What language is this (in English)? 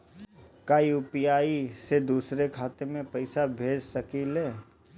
Bhojpuri